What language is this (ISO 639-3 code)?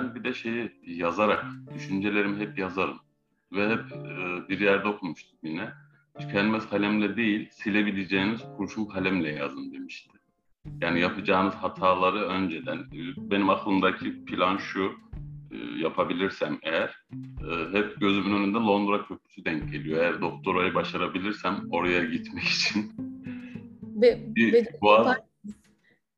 tur